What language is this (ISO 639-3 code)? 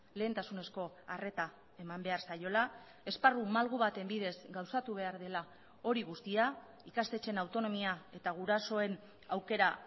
eus